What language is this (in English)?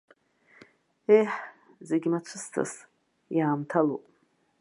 Abkhazian